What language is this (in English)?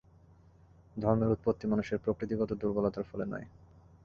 Bangla